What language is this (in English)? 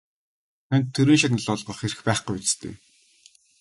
Mongolian